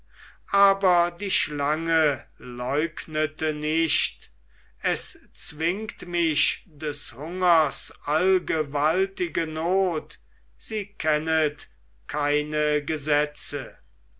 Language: German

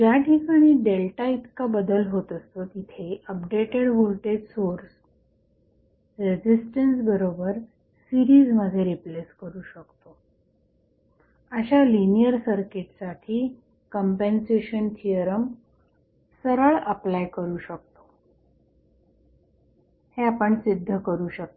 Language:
Marathi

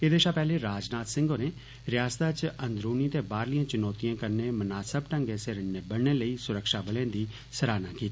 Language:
Dogri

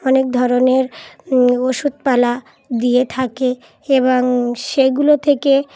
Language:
Bangla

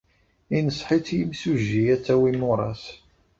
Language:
Kabyle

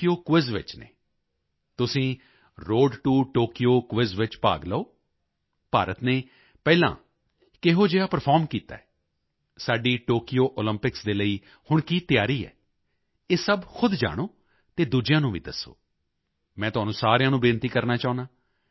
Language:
Punjabi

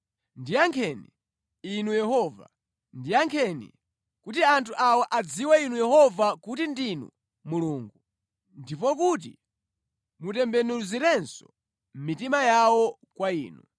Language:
Nyanja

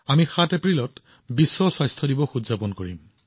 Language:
Assamese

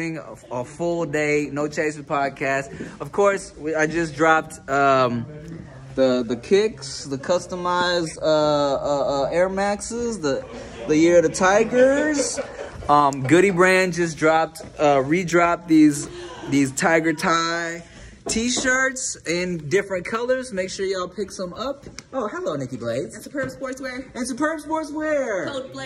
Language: English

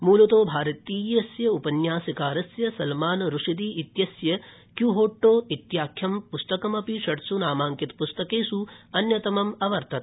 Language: Sanskrit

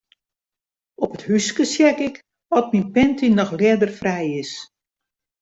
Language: Western Frisian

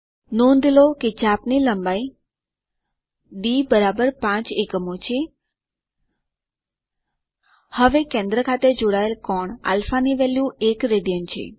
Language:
Gujarati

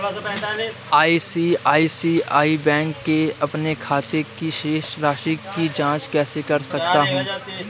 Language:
Hindi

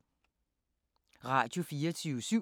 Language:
Danish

